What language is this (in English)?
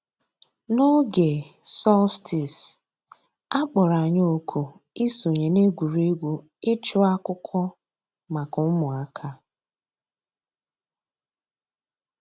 Igbo